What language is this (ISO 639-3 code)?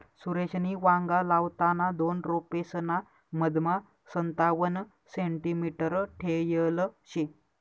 mar